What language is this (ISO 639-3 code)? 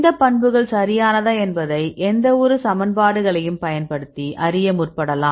tam